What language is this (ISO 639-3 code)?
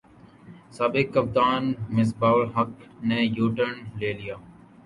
urd